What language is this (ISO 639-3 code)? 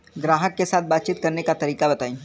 bho